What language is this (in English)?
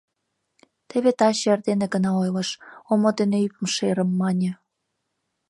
Mari